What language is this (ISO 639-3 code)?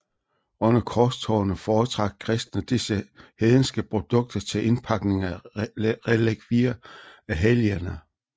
dan